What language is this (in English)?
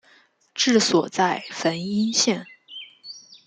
Chinese